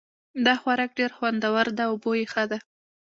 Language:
Pashto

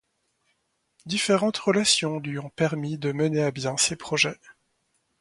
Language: French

